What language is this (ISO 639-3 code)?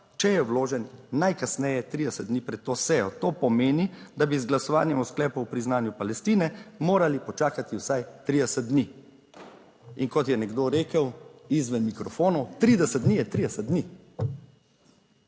slv